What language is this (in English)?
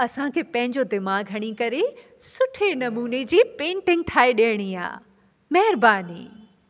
Sindhi